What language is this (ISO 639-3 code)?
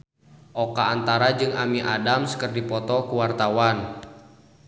sun